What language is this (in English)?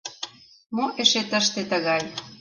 Mari